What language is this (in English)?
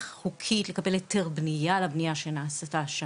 Hebrew